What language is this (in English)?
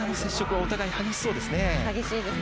Japanese